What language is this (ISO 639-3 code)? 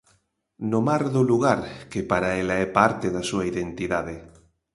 glg